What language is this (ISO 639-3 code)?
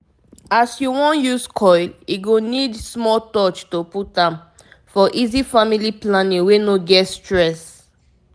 pcm